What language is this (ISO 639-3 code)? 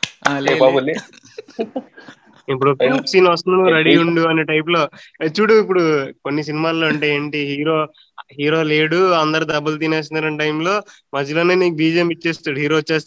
tel